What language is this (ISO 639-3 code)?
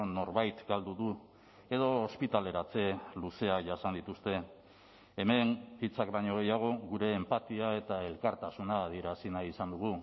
eus